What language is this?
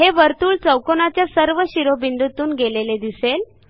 Marathi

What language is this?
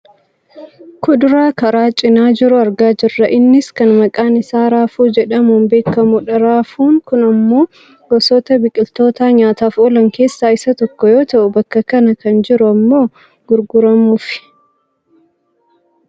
Oromo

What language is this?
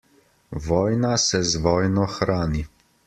Slovenian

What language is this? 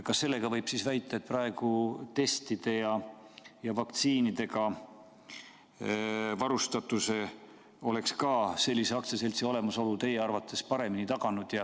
Estonian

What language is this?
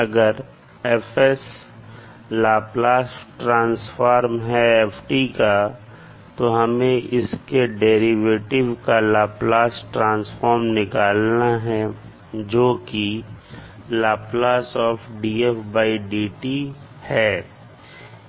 Hindi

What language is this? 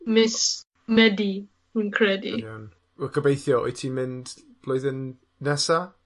Welsh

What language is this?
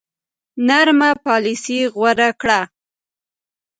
Pashto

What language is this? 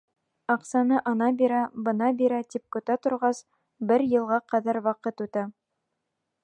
Bashkir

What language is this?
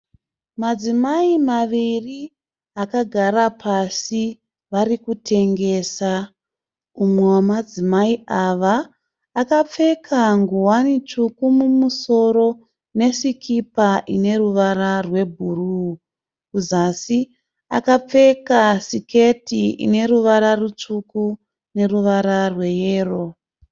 Shona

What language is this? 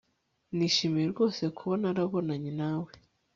Kinyarwanda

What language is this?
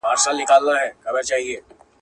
Pashto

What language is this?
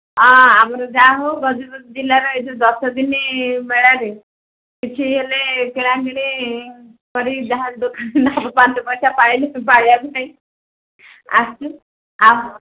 Odia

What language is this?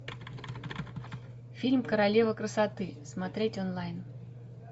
Russian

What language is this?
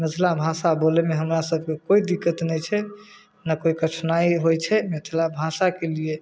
Maithili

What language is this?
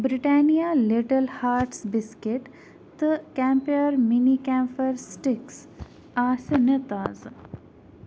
Kashmiri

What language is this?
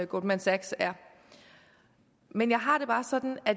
Danish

